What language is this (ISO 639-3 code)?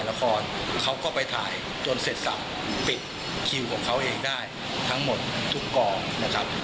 tha